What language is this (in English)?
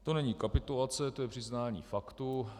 Czech